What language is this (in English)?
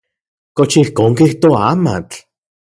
Central Puebla Nahuatl